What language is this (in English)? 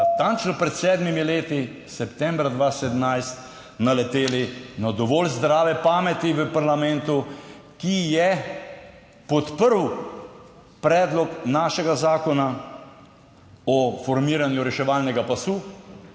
Slovenian